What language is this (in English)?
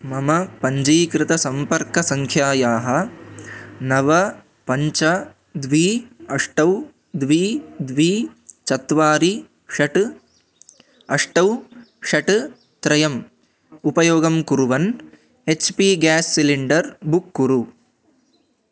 Sanskrit